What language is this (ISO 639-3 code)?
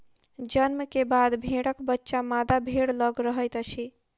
mai